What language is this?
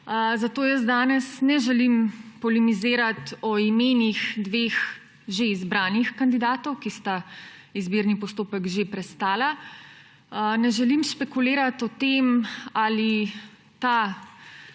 Slovenian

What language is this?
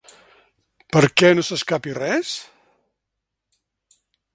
Catalan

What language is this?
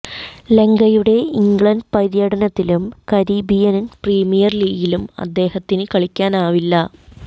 Malayalam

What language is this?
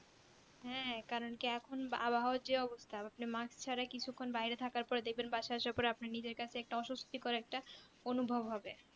Bangla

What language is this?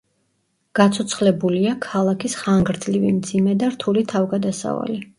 Georgian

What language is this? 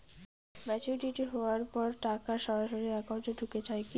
Bangla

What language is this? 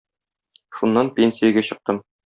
Tatar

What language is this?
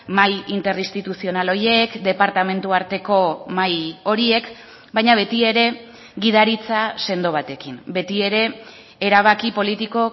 Basque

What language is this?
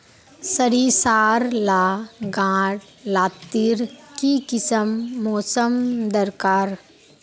Magahi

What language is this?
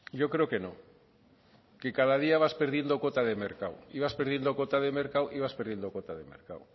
Spanish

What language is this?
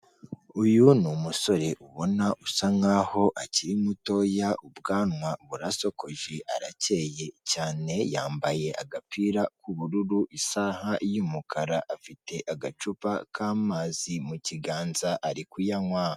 Kinyarwanda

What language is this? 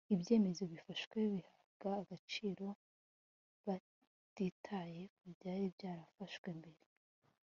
Kinyarwanda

